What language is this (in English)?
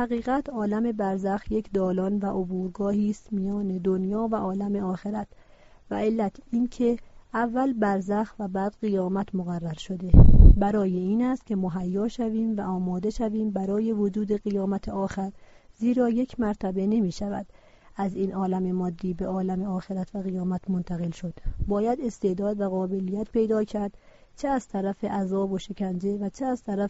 Persian